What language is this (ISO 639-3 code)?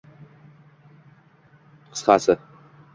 uzb